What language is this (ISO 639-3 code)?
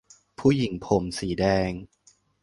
tha